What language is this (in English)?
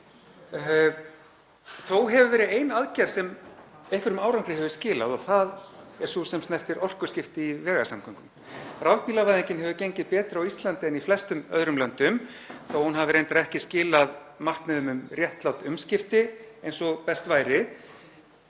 Icelandic